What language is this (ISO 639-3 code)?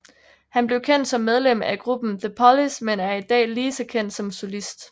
dan